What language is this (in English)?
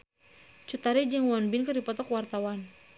Sundanese